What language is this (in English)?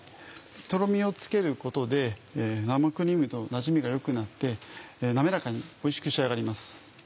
Japanese